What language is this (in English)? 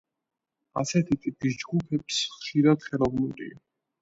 Georgian